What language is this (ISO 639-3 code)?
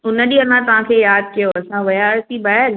snd